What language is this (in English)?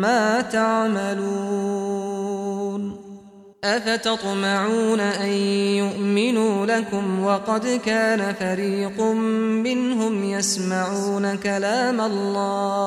Arabic